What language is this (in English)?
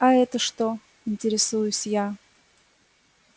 Russian